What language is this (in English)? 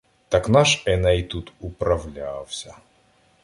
Ukrainian